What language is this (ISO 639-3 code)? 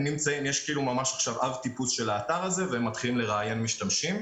heb